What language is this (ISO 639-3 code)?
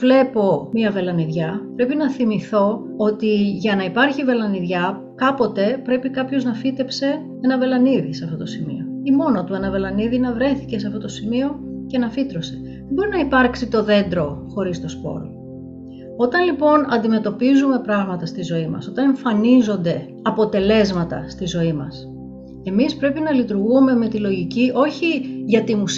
ell